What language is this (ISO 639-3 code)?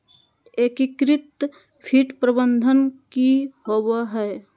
mag